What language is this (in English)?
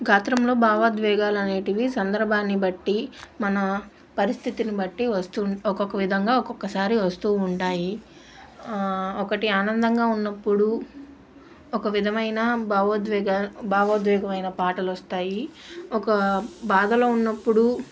Telugu